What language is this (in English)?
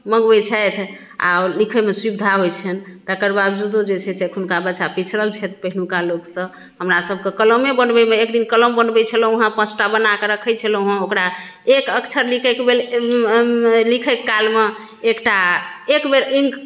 Maithili